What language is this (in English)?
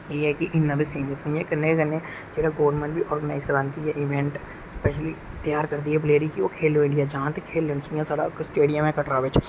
Dogri